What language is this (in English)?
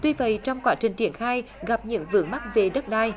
Vietnamese